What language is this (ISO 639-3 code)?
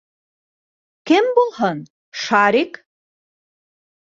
bak